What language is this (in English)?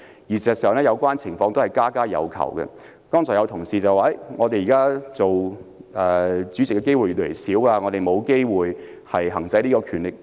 Cantonese